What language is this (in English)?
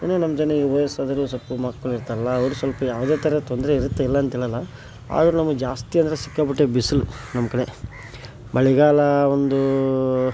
Kannada